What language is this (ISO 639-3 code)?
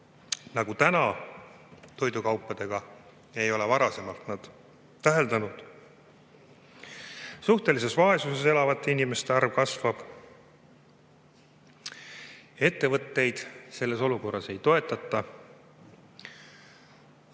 est